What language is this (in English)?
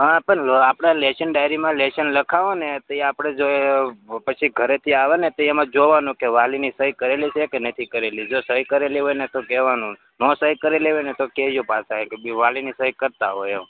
Gujarati